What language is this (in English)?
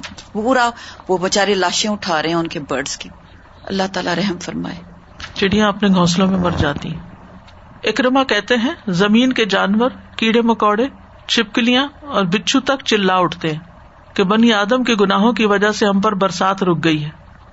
Urdu